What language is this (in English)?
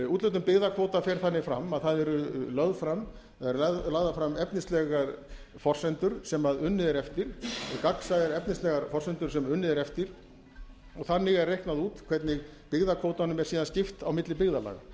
Icelandic